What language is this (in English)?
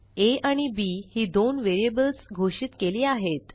Marathi